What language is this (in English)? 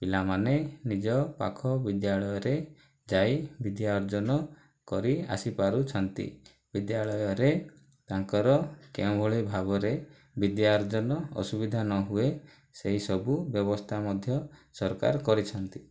Odia